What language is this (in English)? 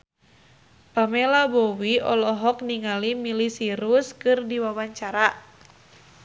Sundanese